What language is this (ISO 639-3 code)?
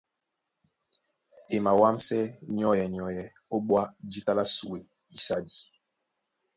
dua